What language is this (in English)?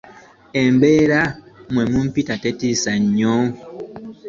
Ganda